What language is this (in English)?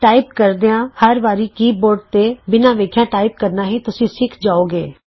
Punjabi